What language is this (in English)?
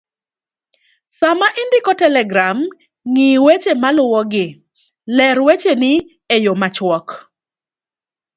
Luo (Kenya and Tanzania)